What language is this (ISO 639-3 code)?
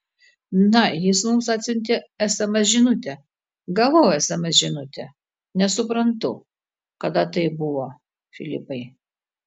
lit